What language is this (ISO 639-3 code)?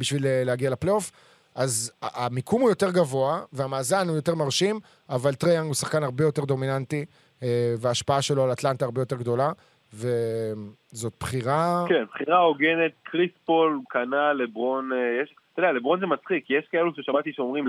heb